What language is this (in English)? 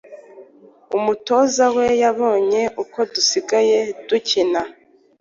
Kinyarwanda